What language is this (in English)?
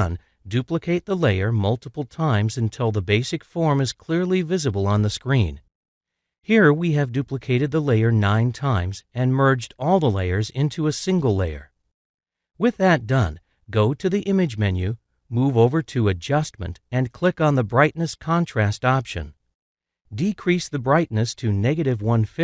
English